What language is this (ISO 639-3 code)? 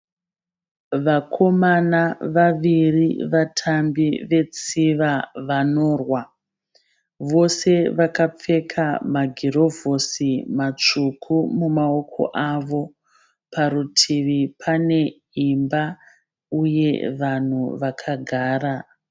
sna